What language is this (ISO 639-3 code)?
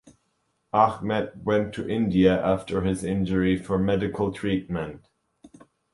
eng